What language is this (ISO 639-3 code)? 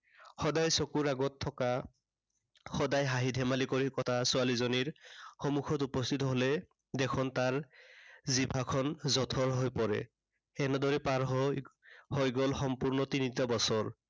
asm